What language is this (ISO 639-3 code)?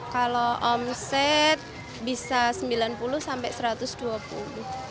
ind